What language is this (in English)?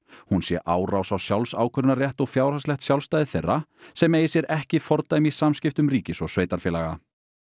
Icelandic